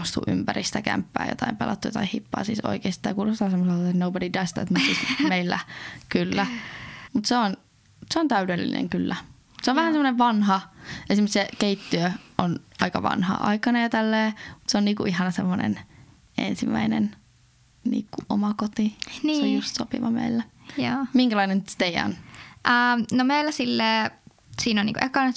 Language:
Finnish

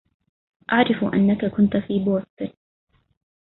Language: Arabic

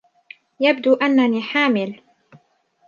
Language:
Arabic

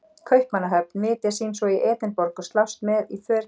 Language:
Icelandic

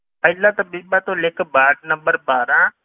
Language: Punjabi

